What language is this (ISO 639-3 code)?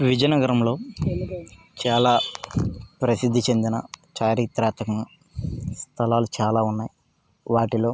tel